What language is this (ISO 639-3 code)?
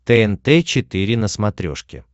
rus